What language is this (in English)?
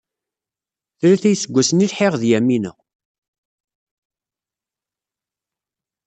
Kabyle